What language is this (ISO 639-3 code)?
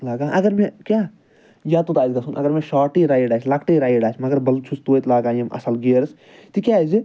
kas